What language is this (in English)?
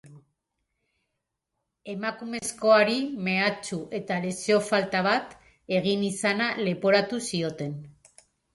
Basque